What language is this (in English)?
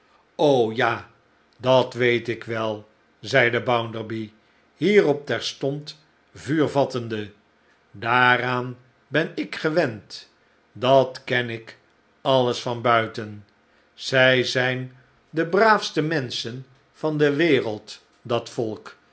Dutch